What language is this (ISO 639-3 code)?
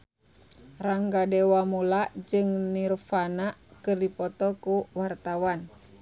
sun